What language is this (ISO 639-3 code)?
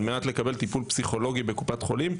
heb